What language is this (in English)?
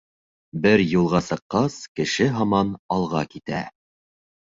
Bashkir